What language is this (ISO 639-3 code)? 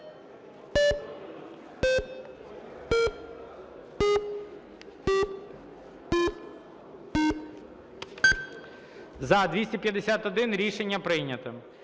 ukr